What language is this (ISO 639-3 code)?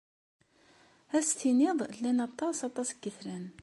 kab